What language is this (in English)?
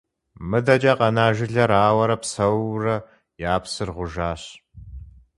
Kabardian